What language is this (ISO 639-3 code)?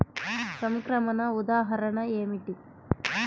tel